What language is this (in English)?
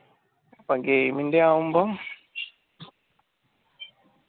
Malayalam